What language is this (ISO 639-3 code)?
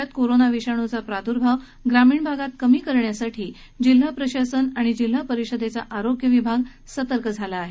mar